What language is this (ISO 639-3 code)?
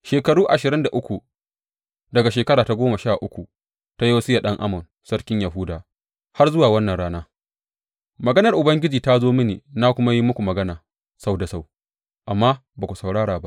hau